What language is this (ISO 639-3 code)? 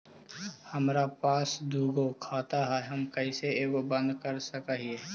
mag